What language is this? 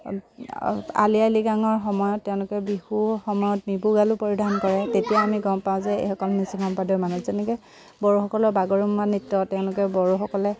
Assamese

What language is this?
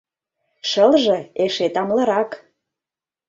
Mari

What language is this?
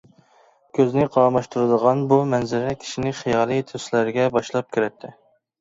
Uyghur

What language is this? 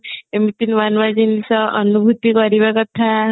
Odia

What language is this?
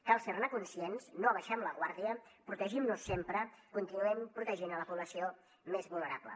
Catalan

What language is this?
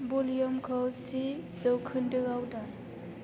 Bodo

